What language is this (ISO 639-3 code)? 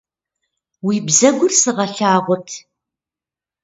kbd